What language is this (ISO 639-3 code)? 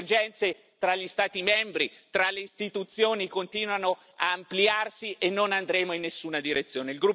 ita